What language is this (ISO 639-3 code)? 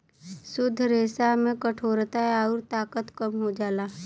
bho